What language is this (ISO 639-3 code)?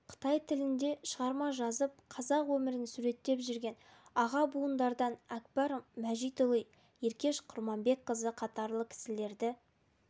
kaz